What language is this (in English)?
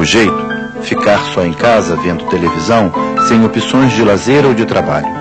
Portuguese